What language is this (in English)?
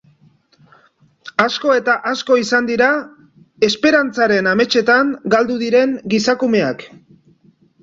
Basque